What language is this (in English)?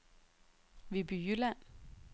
Danish